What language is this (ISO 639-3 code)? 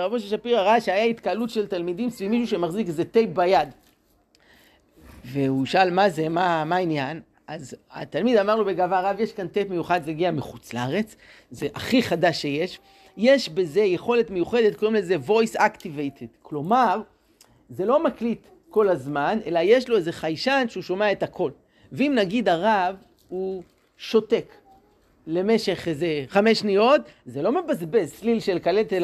heb